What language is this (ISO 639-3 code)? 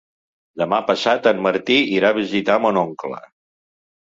cat